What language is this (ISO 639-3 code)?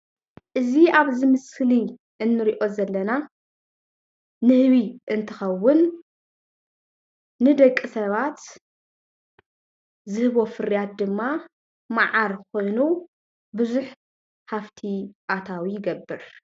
tir